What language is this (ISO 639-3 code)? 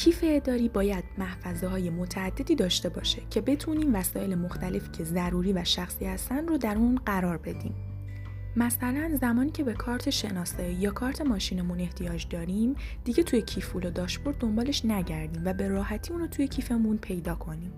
fas